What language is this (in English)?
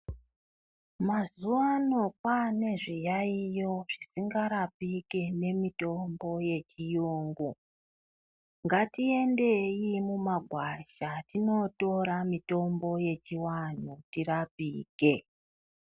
Ndau